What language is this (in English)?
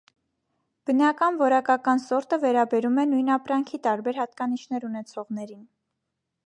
Armenian